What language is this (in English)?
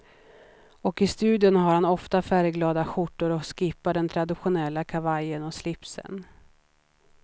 Swedish